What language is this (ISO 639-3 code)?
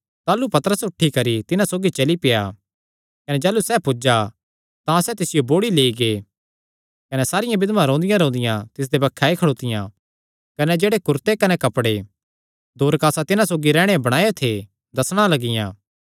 xnr